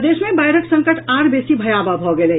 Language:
Maithili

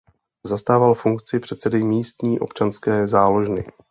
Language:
Czech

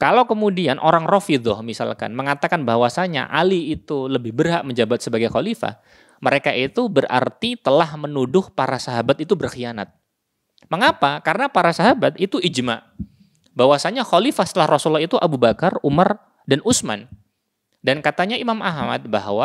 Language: Indonesian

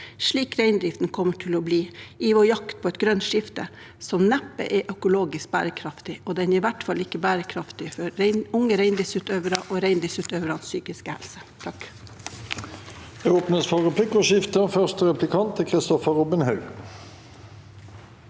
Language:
Norwegian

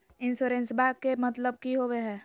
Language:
Magahi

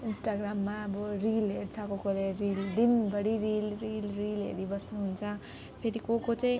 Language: Nepali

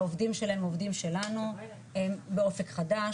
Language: Hebrew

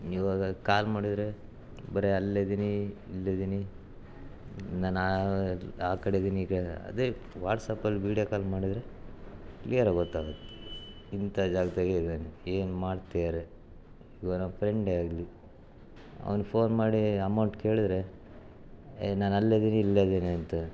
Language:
Kannada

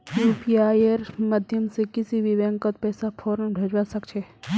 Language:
Magahi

